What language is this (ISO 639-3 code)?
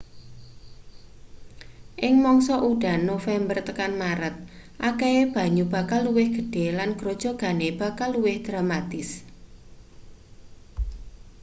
jav